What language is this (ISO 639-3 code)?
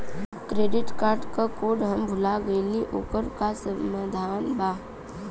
bho